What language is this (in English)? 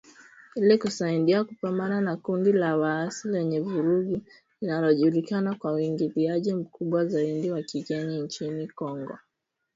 Swahili